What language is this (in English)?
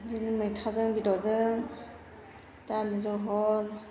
Bodo